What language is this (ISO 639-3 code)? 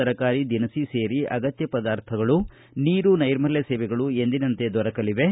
kan